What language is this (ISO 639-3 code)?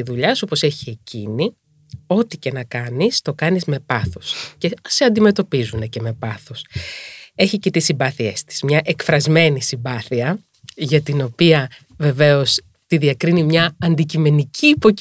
ell